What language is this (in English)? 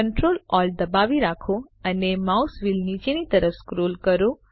Gujarati